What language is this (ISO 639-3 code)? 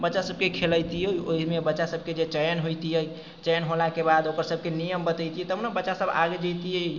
mai